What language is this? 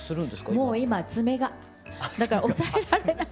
Japanese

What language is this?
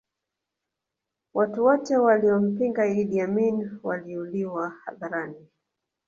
Swahili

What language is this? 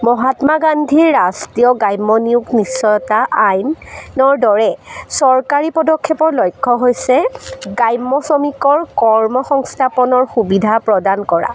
Assamese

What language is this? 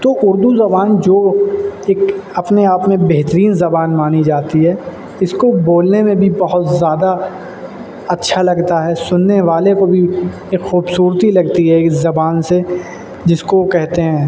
Urdu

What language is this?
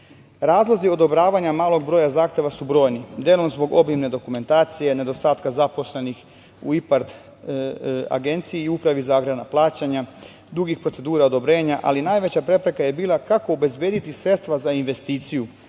Serbian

